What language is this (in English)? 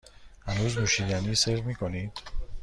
Persian